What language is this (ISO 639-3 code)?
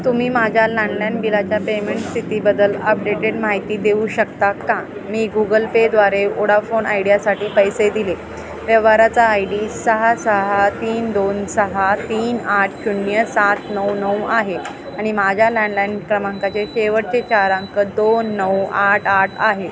mar